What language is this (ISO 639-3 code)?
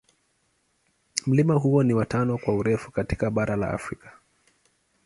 swa